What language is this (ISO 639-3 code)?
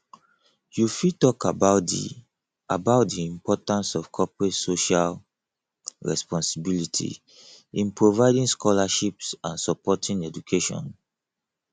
pcm